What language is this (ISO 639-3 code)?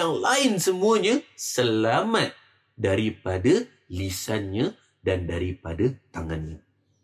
msa